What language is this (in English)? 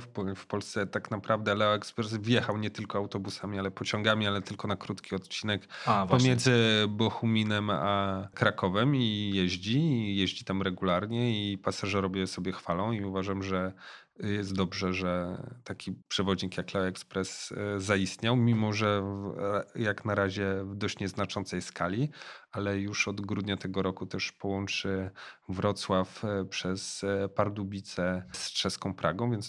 Polish